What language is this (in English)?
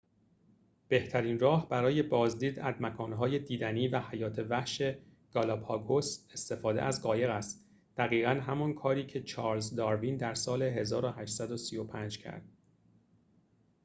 Persian